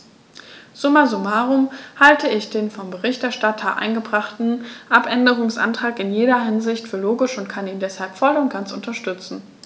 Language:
German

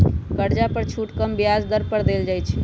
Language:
Magahi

